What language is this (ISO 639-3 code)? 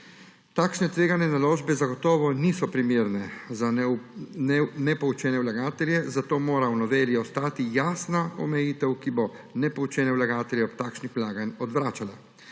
slv